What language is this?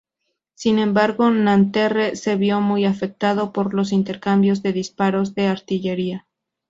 Spanish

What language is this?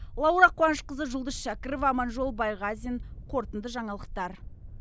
Kazakh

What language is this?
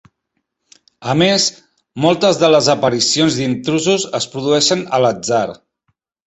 Catalan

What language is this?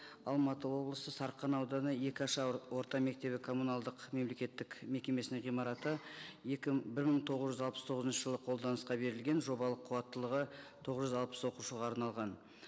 Kazakh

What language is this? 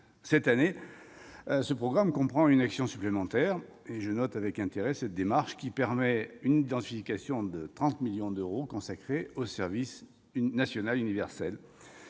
French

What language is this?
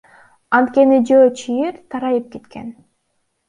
Kyrgyz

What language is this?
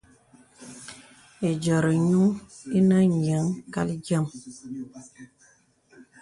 Bebele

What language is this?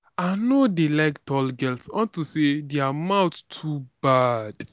Nigerian Pidgin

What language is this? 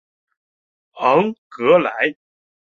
Chinese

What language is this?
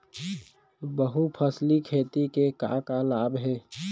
Chhattisgarhi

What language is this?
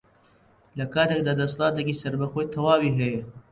Central Kurdish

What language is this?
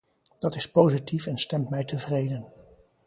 Dutch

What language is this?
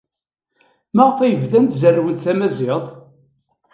Kabyle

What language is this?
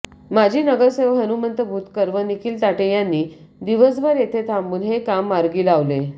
Marathi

